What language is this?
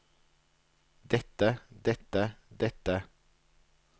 Norwegian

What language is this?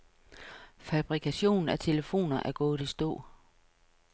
Danish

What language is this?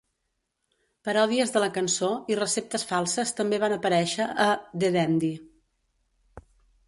Catalan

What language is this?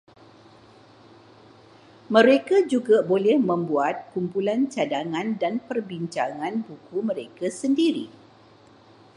Malay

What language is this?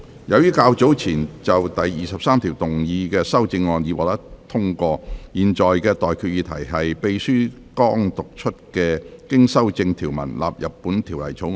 Cantonese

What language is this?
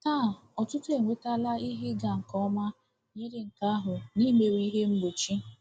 Igbo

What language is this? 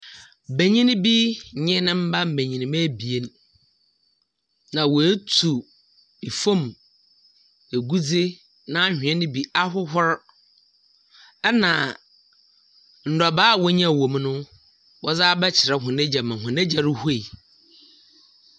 Akan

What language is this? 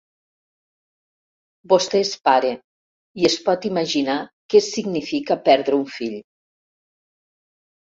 Catalan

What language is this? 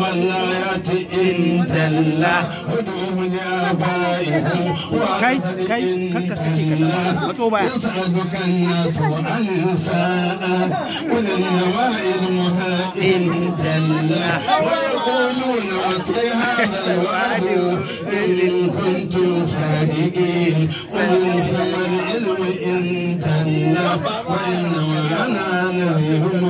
Arabic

